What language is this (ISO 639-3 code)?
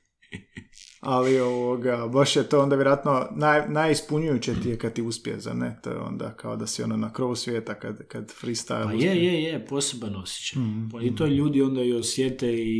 hrv